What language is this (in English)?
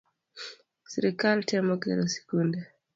Luo (Kenya and Tanzania)